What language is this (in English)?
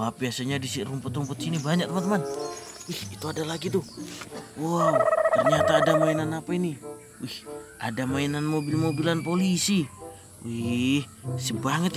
Indonesian